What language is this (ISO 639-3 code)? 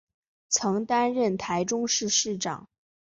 zho